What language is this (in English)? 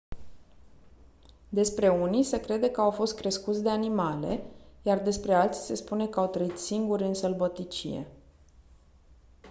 Romanian